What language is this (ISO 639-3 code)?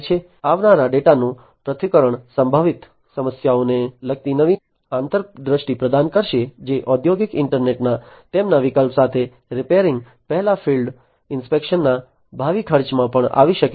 guj